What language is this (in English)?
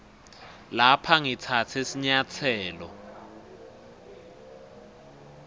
Swati